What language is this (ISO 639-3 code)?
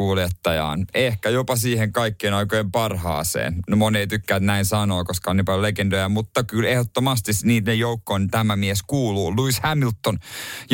fin